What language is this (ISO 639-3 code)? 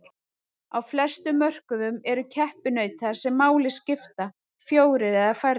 isl